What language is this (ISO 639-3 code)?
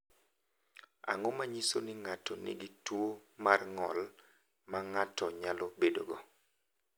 luo